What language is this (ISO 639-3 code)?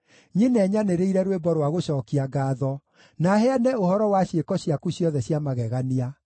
kik